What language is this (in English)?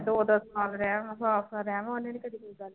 Punjabi